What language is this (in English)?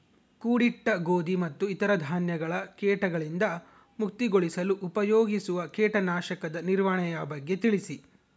Kannada